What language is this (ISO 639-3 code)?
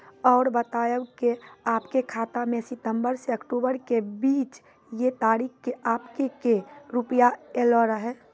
mai